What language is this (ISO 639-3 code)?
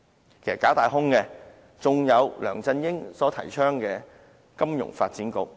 yue